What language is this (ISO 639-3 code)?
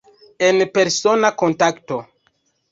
epo